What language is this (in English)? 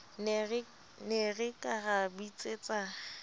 Southern Sotho